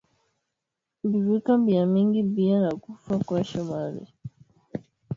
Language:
Swahili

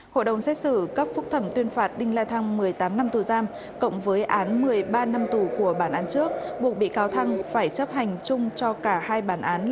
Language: Vietnamese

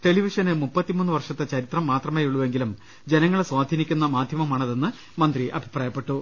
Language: Malayalam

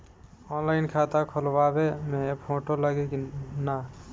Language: Bhojpuri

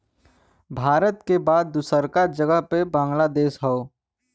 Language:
Bhojpuri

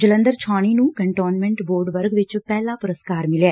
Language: Punjabi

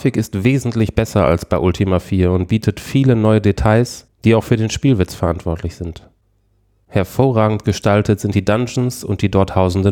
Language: German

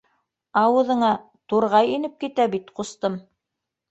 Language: Bashkir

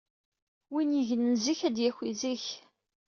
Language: Kabyle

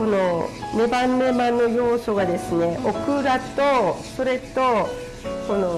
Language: Japanese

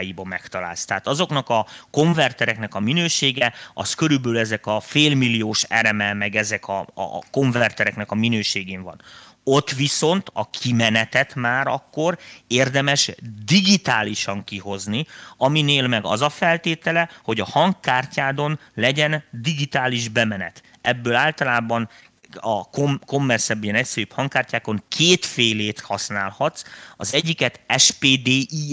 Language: Hungarian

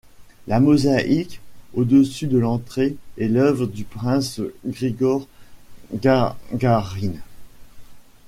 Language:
French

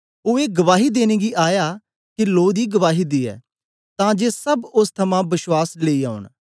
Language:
Dogri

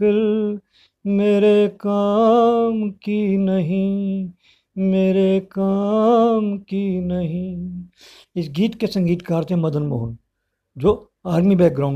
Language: Hindi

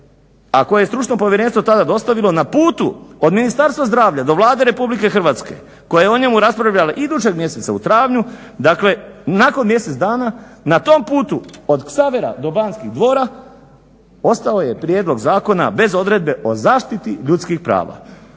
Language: Croatian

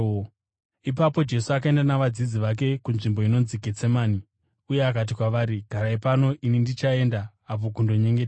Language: Shona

